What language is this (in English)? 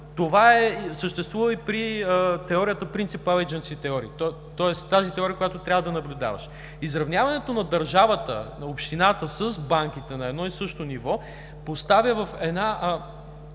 Bulgarian